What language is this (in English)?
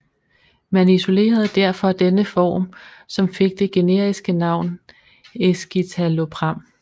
Danish